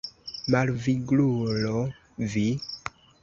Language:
Esperanto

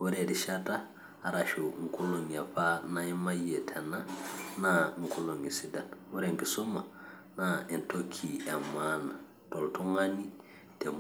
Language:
Masai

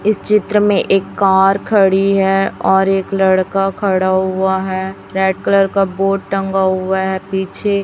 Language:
Hindi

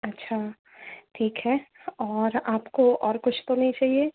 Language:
Hindi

